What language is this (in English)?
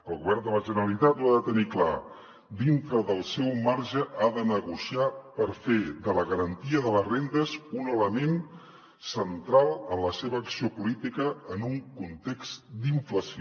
Catalan